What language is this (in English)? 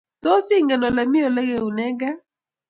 Kalenjin